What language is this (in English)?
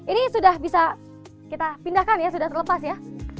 Indonesian